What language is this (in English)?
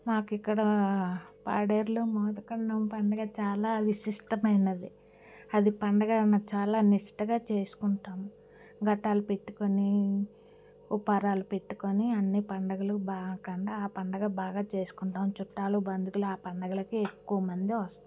Telugu